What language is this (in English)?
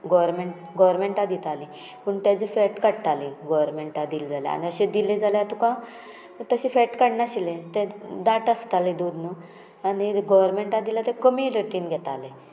Konkani